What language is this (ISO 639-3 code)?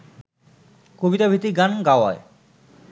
ben